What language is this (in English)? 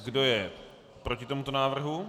Czech